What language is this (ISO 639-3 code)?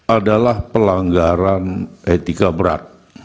ind